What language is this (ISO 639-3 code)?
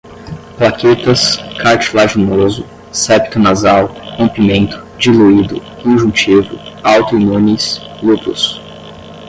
por